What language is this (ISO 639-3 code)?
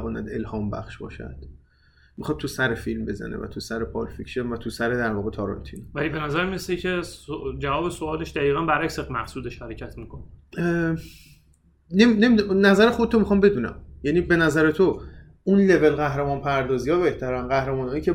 fas